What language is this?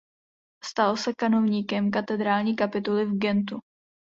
Czech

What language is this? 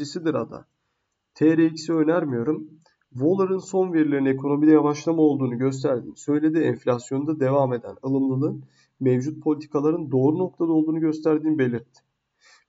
Turkish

